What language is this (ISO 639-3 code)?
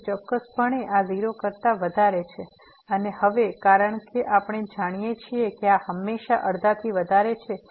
guj